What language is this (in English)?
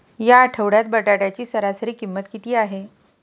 Marathi